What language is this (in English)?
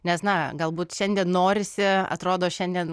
Lithuanian